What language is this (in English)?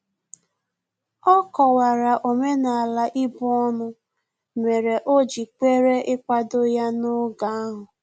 Igbo